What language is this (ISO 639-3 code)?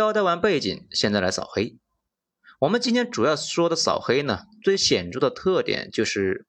zho